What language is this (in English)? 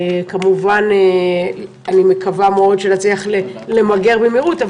Hebrew